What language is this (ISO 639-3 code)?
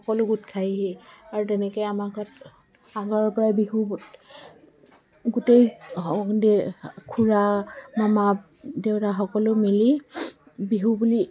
asm